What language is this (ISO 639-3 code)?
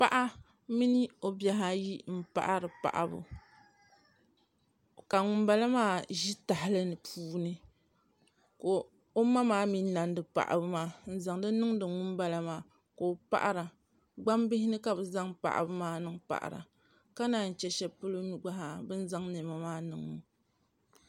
dag